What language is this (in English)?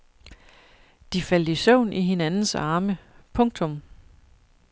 Danish